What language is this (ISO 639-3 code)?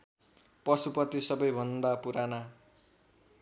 nep